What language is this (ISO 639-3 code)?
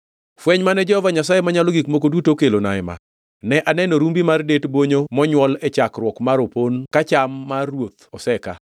luo